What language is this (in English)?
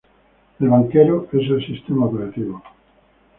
Spanish